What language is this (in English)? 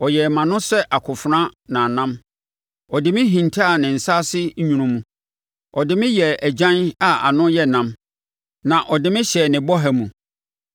Akan